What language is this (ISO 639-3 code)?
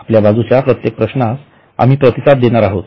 mar